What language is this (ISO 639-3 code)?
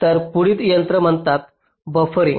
mar